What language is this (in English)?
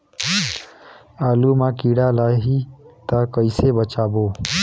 Chhattisgarhi